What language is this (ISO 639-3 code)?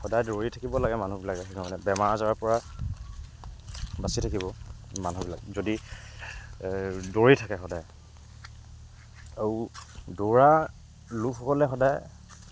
asm